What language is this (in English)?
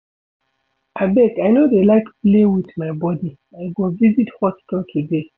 Nigerian Pidgin